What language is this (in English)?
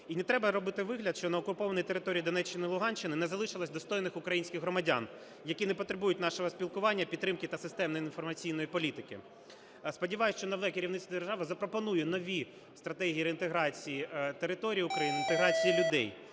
Ukrainian